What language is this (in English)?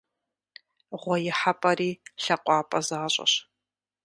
Kabardian